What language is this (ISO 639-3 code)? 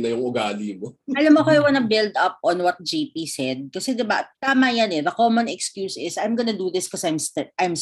fil